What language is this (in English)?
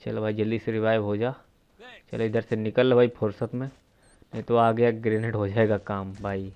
Hindi